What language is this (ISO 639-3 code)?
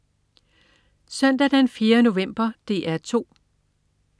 dan